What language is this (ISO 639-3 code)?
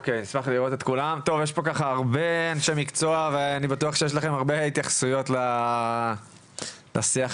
heb